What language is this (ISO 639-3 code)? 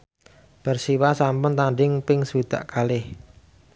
jav